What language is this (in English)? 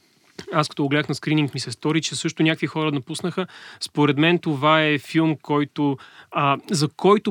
Bulgarian